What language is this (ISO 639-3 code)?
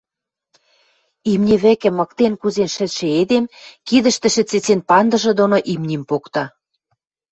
mrj